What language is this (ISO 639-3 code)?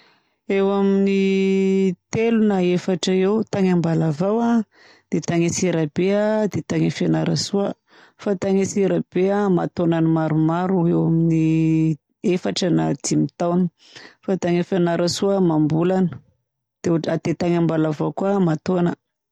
bzc